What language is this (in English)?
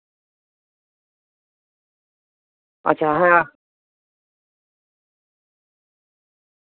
Santali